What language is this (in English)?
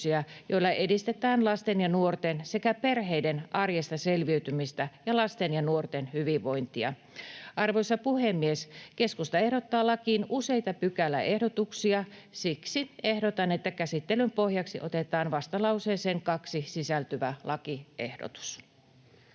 Finnish